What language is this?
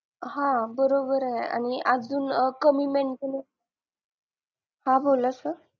Marathi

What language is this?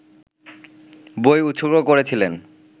Bangla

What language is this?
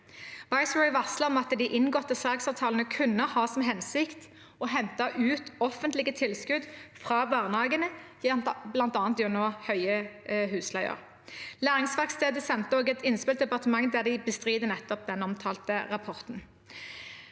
Norwegian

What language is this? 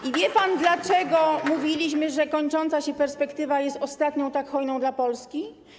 Polish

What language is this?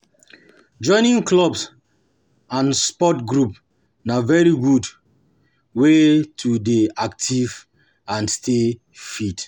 Nigerian Pidgin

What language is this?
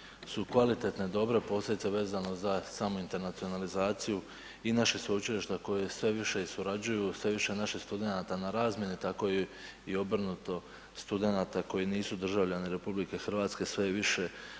Croatian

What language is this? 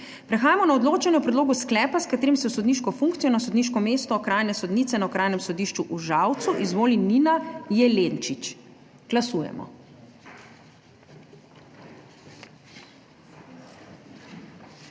Slovenian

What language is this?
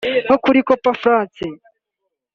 Kinyarwanda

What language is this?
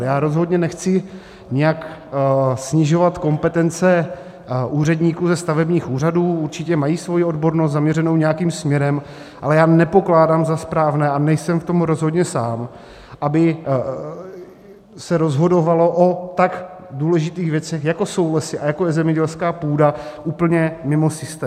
Czech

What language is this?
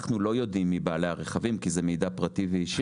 Hebrew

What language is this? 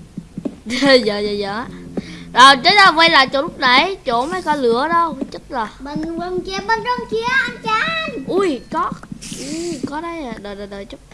Vietnamese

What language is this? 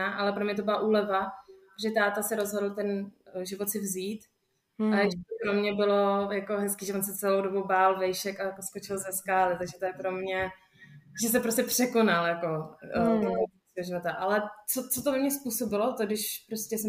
Czech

